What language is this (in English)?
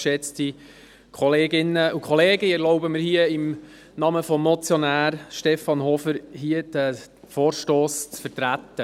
Swiss German